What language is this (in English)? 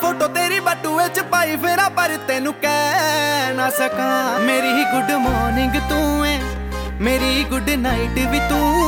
Hindi